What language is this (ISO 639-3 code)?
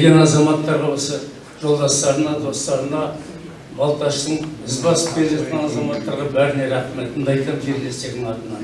kaz